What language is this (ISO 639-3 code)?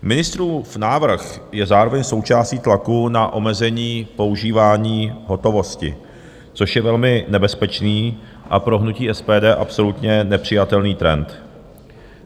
ces